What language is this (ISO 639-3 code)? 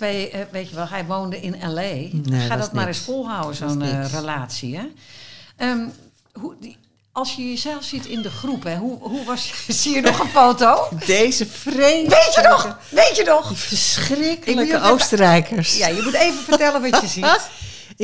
nld